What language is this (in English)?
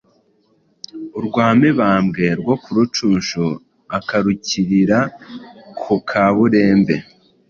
Kinyarwanda